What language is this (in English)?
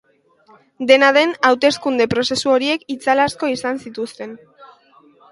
Basque